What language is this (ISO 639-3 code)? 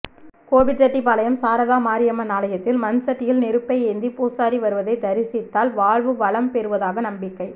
tam